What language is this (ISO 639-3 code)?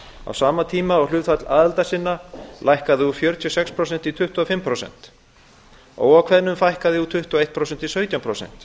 isl